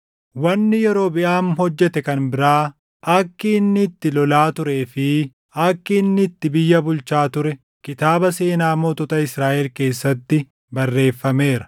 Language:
Oromo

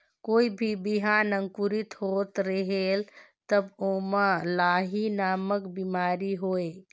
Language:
Chhattisgarhi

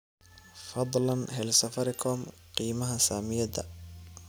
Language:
Somali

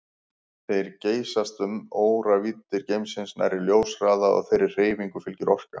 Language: Icelandic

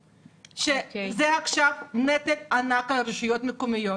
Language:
Hebrew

